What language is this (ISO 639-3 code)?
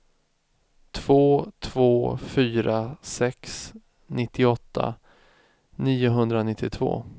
swe